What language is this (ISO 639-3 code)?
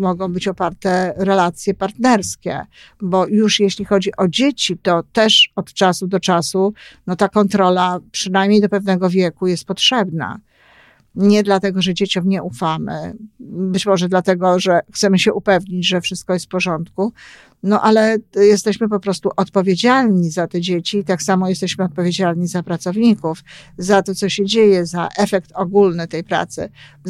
pol